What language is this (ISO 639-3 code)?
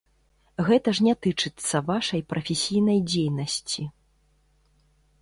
bel